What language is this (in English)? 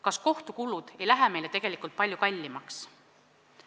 Estonian